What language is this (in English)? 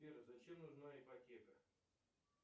Russian